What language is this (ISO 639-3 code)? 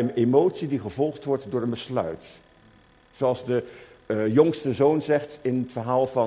nld